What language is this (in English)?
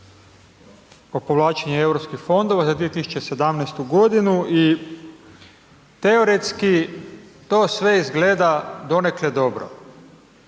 Croatian